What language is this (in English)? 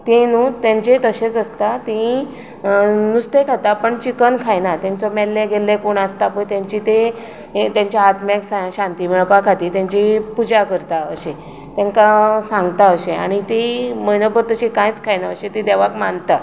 Konkani